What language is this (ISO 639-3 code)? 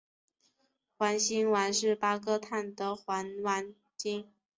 zho